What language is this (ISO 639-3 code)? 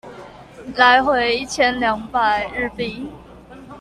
zho